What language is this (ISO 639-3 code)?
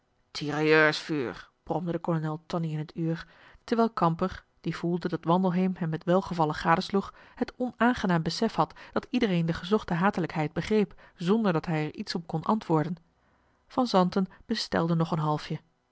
nld